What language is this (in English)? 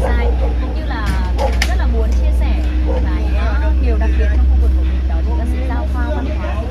Vietnamese